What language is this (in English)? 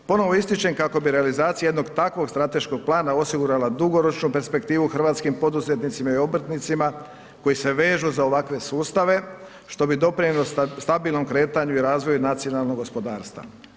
Croatian